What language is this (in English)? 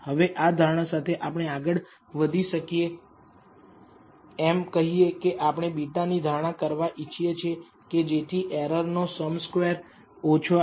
Gujarati